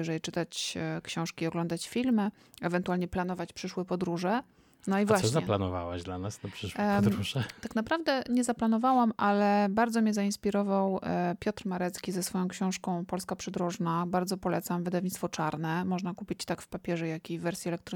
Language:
Polish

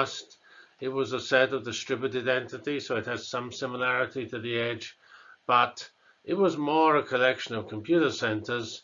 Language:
English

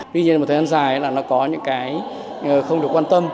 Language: Vietnamese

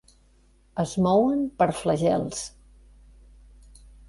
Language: Catalan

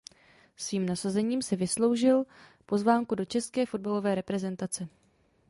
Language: Czech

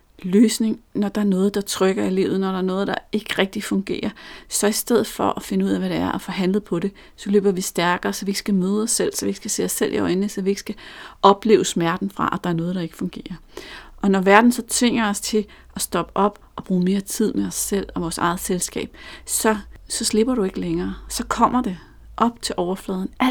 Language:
Danish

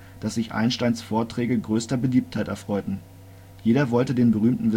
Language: German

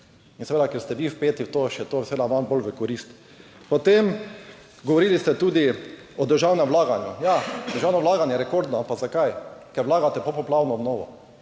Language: Slovenian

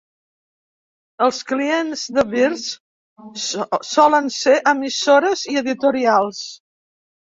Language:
Catalan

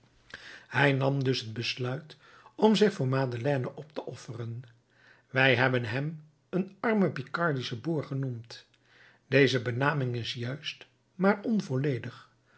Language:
Dutch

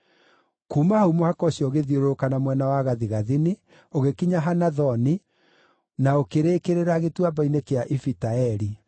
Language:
Kikuyu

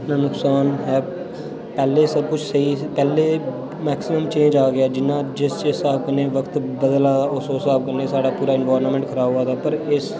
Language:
Dogri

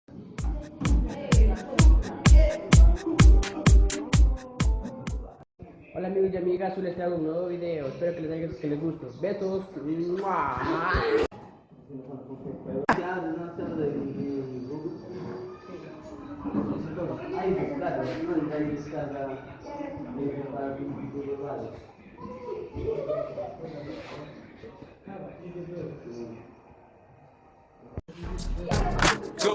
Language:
Spanish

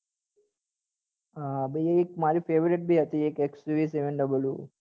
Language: Gujarati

